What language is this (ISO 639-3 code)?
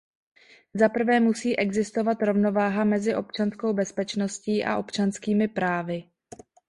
ces